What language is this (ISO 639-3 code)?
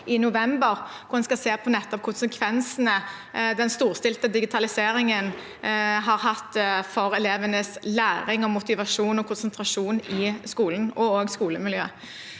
nor